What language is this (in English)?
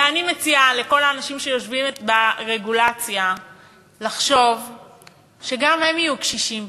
Hebrew